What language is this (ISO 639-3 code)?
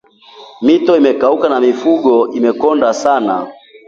swa